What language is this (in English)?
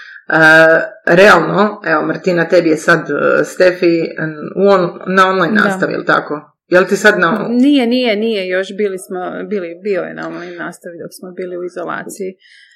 Croatian